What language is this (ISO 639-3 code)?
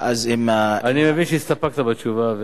heb